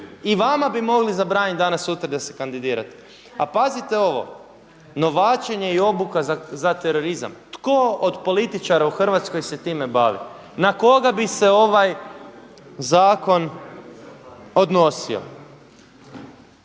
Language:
Croatian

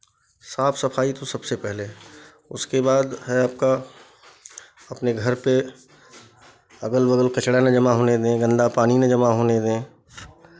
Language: Hindi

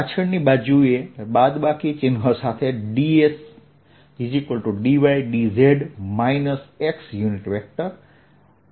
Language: Gujarati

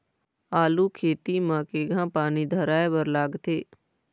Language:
Chhattisgarhi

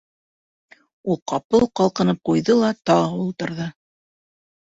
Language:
Bashkir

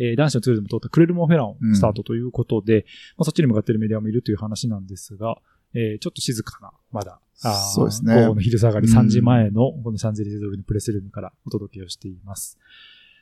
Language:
Japanese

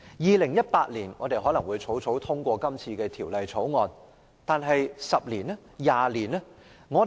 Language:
Cantonese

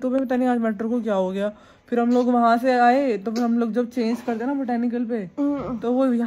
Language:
Hindi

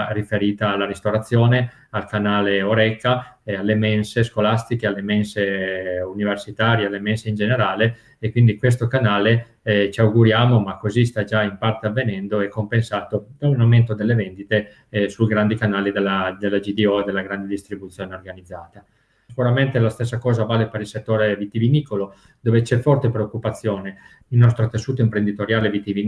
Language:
Italian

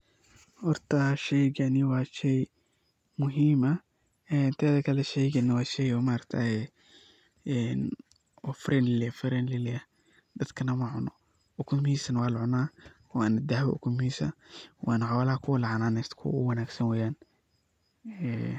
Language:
Somali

